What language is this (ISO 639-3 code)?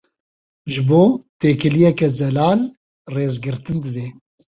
kur